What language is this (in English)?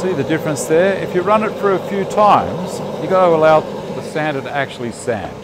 English